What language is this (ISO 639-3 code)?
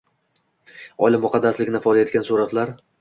uzb